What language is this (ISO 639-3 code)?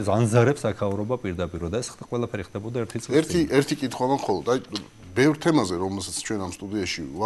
ron